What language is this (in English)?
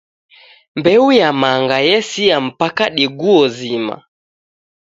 Taita